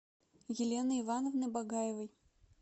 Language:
Russian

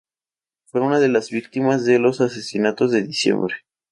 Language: Spanish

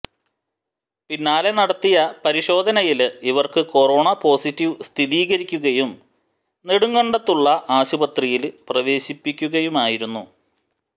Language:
Malayalam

